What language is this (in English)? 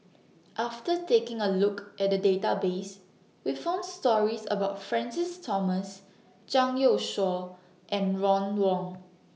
English